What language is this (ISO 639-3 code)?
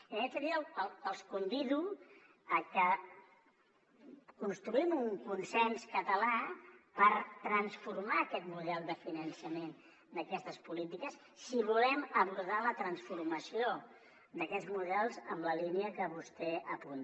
cat